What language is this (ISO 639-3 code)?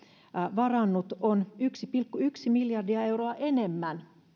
fin